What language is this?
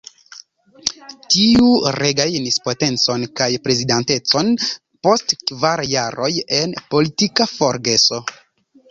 Esperanto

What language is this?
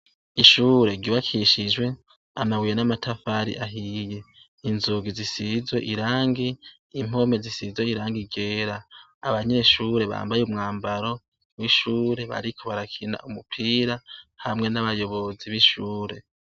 Rundi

